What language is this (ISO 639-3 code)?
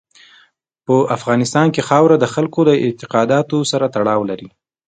pus